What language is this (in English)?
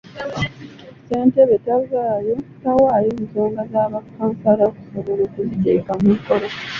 Ganda